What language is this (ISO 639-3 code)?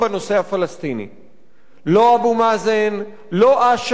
heb